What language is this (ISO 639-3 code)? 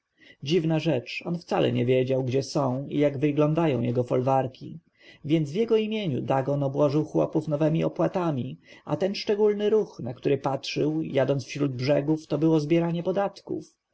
pol